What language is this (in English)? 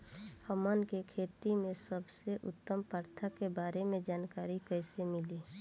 Bhojpuri